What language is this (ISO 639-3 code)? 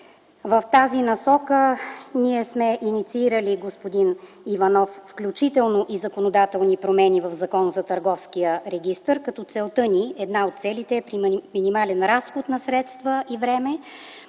bul